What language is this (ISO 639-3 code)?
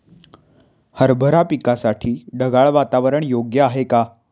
mar